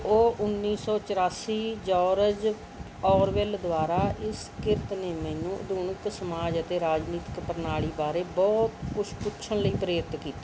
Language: Punjabi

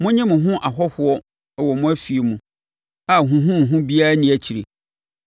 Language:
Akan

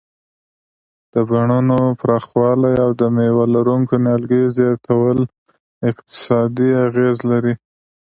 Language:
Pashto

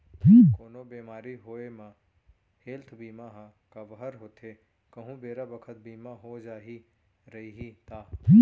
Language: Chhattisgarhi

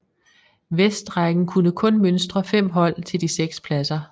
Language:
Danish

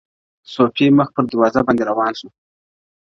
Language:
Pashto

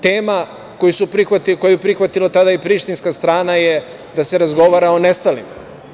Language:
Serbian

